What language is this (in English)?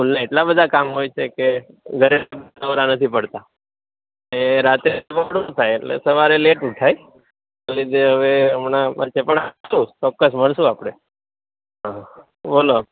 Gujarati